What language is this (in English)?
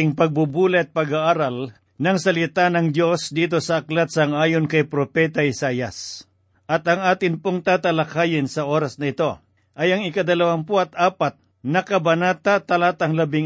Filipino